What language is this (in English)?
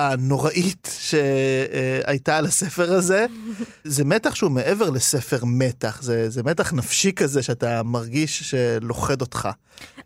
Hebrew